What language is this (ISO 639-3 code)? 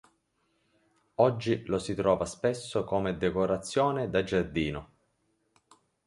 ita